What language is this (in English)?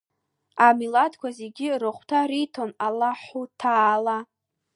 Abkhazian